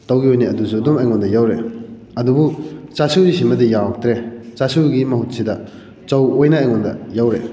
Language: Manipuri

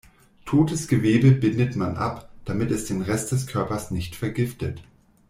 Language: German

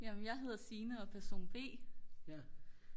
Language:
Danish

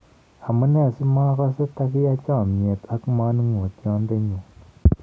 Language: Kalenjin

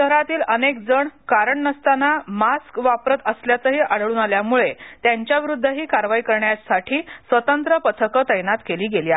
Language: Marathi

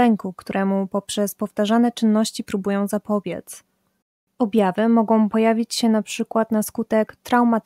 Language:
Polish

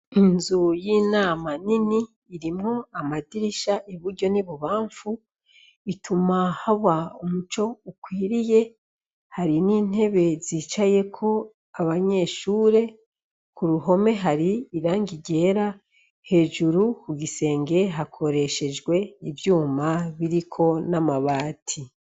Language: Rundi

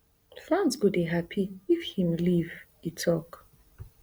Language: Nigerian Pidgin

